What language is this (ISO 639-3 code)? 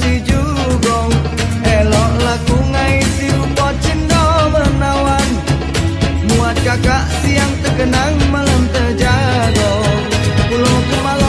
msa